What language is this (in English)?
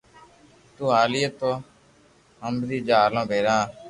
Loarki